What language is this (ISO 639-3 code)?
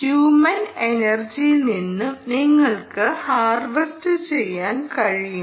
mal